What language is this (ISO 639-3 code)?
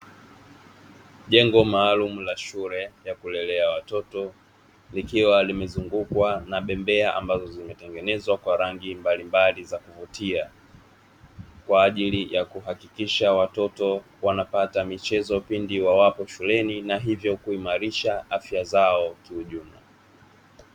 swa